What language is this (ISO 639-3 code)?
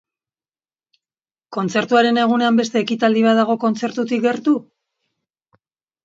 eus